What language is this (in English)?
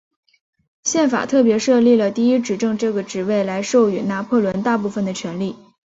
Chinese